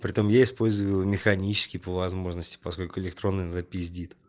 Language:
Russian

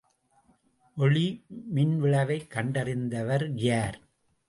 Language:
Tamil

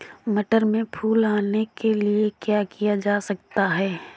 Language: Hindi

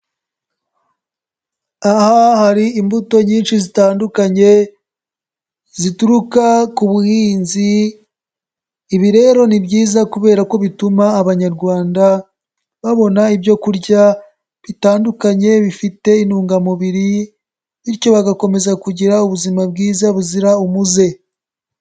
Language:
Kinyarwanda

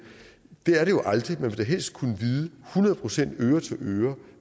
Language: Danish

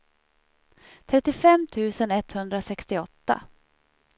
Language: Swedish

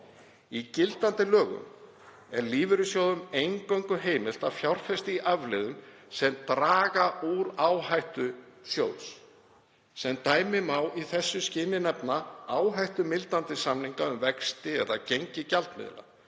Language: Icelandic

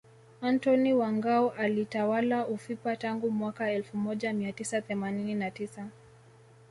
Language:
Swahili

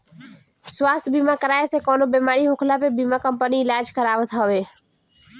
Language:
Bhojpuri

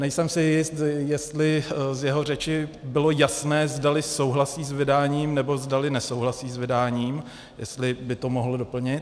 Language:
Czech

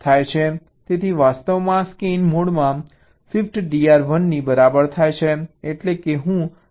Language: Gujarati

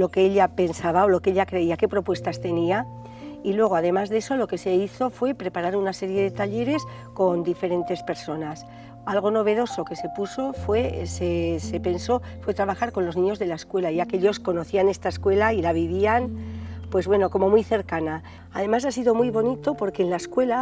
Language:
Spanish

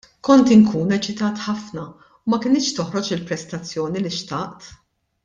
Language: Maltese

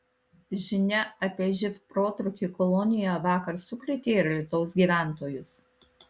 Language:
Lithuanian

